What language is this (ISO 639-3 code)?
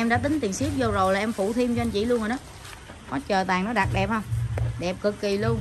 vie